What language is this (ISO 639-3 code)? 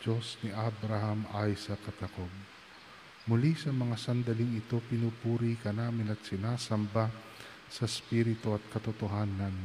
fil